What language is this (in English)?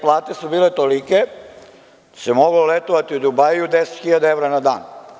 Serbian